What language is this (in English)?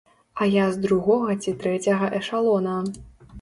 Belarusian